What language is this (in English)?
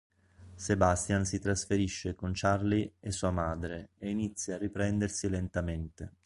Italian